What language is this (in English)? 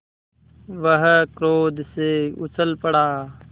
Hindi